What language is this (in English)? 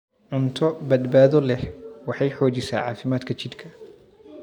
Somali